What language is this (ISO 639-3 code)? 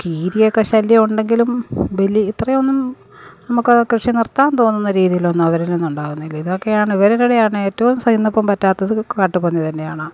mal